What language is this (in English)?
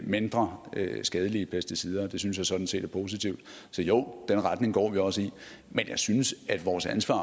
Danish